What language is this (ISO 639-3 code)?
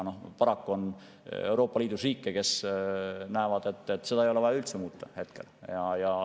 est